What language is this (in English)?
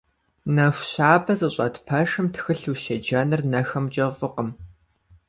Kabardian